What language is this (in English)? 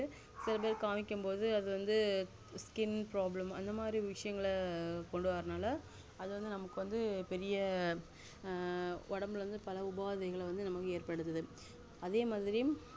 Tamil